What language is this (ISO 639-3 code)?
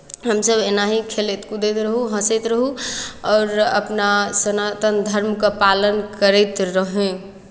mai